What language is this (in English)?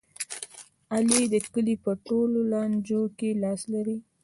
Pashto